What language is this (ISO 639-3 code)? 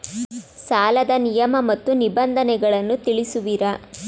kan